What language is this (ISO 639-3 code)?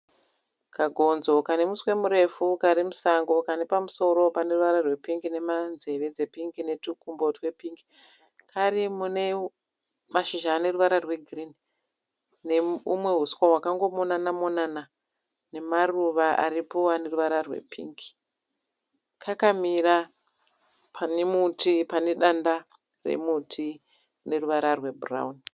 sna